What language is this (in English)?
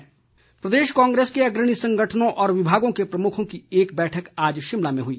Hindi